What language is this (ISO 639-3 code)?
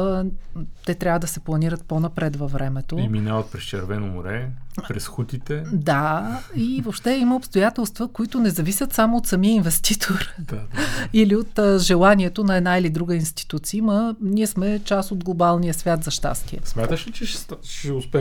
bul